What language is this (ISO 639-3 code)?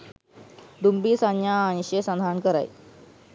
sin